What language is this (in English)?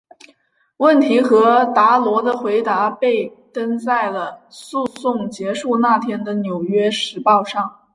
Chinese